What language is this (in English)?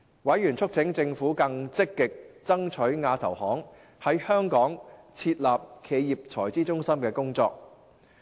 Cantonese